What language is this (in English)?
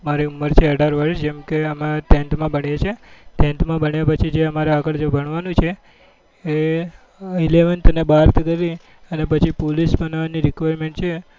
Gujarati